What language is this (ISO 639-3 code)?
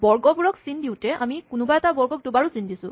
asm